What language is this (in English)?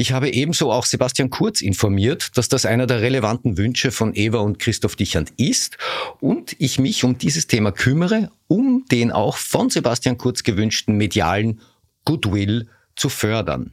German